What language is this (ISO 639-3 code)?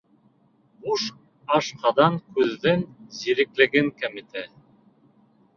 bak